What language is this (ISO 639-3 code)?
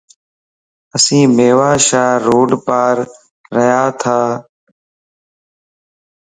lss